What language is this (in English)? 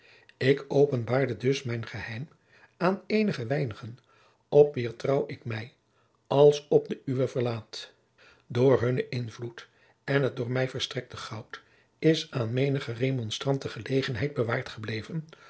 Dutch